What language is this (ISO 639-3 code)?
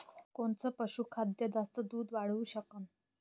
mar